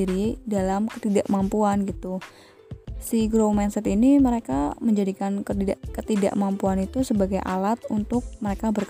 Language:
Indonesian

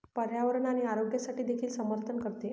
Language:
Marathi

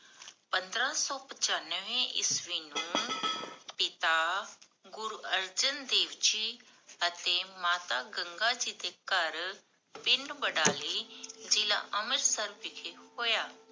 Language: Punjabi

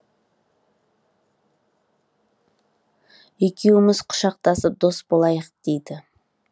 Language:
Kazakh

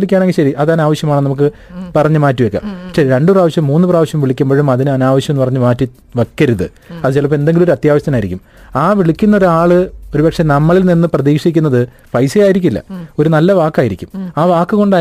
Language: Malayalam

